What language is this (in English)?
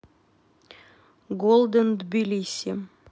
Russian